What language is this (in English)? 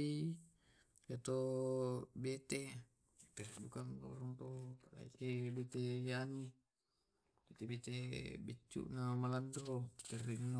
Tae'